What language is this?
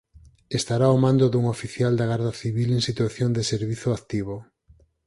Galician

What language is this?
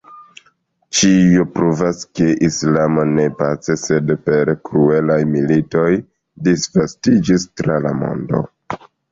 Esperanto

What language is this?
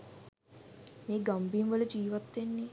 Sinhala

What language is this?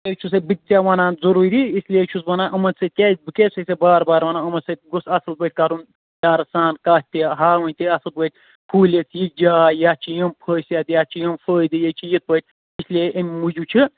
Kashmiri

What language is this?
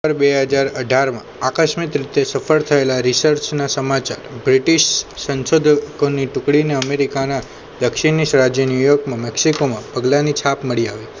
Gujarati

